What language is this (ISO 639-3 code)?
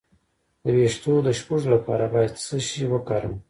pus